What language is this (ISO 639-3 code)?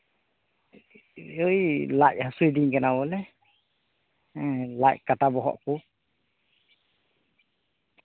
sat